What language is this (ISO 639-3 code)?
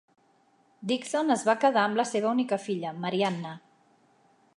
cat